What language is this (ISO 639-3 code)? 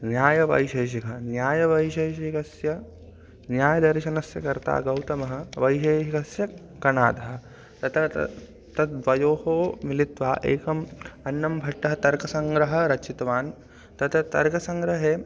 san